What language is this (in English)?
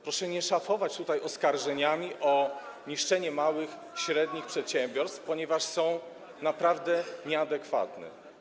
Polish